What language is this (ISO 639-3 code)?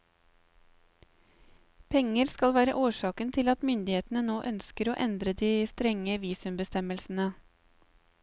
nor